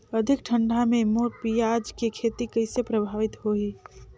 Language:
Chhattisgarhi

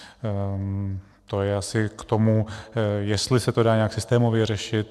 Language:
Czech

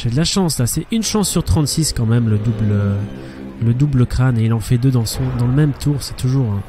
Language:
French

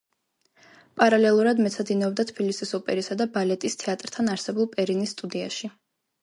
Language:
Georgian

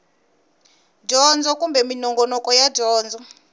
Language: Tsonga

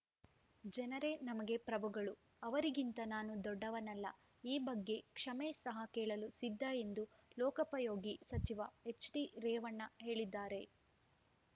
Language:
Kannada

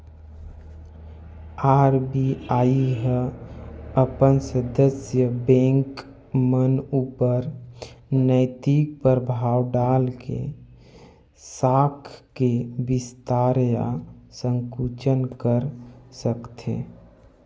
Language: Chhattisgarhi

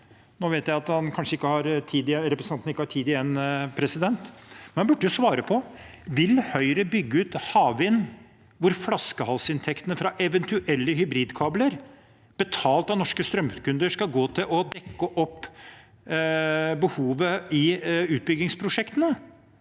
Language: Norwegian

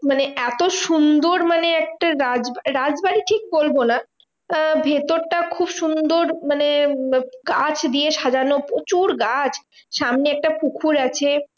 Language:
Bangla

